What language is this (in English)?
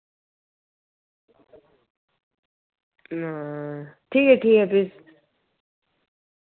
Dogri